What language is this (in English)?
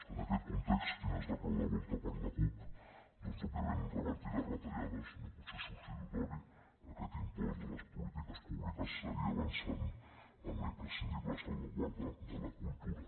Catalan